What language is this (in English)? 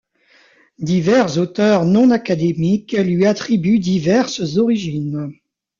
French